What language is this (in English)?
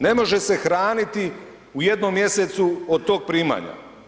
Croatian